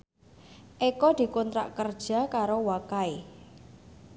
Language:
Javanese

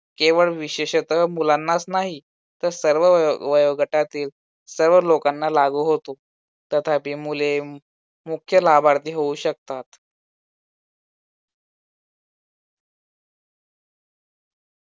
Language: Marathi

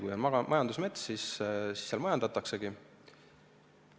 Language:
Estonian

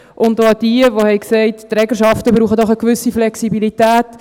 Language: Swiss German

